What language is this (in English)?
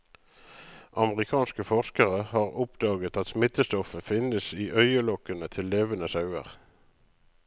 Norwegian